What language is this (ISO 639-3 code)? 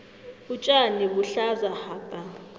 nbl